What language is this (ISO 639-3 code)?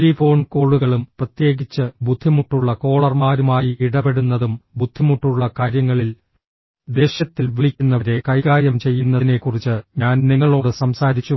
mal